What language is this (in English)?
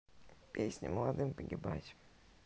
Russian